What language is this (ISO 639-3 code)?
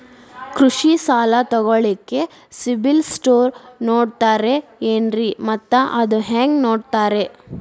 kan